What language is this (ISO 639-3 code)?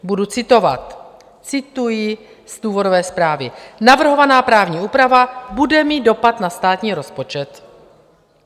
ces